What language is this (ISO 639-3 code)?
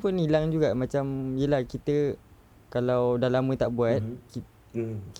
msa